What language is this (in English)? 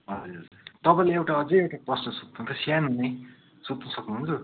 Nepali